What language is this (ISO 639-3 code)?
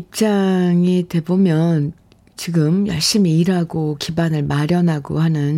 kor